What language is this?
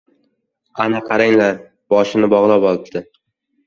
Uzbek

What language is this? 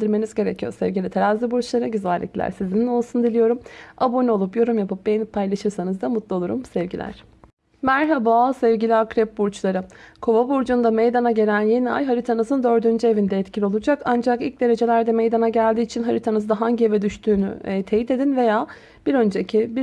Turkish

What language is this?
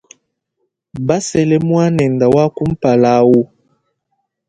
Luba-Lulua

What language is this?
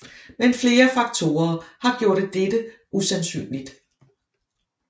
Danish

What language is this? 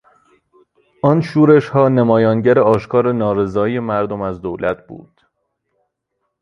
Persian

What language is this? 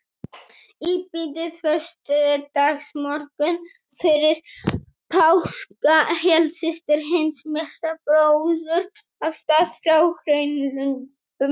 Icelandic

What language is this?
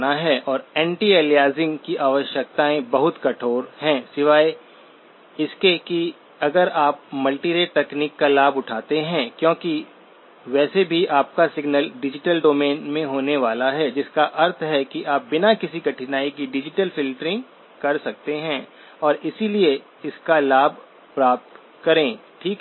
Hindi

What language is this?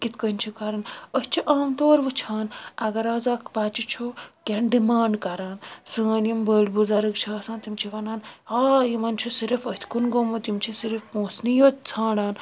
Kashmiri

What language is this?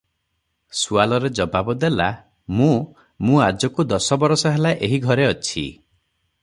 Odia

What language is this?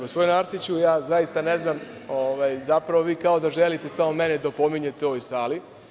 Serbian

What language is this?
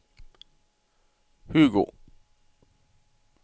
Norwegian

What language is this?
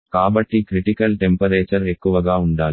Telugu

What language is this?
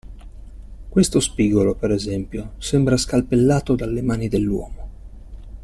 Italian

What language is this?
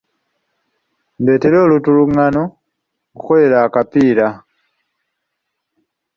Ganda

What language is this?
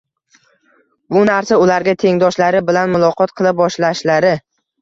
Uzbek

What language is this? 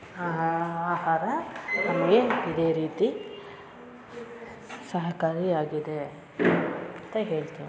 Kannada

